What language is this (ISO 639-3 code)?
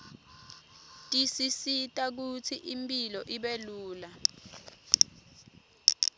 ssw